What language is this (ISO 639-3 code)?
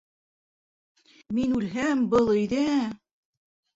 bak